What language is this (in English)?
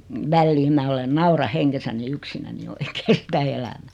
Finnish